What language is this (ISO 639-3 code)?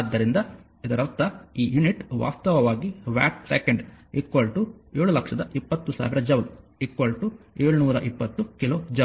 kan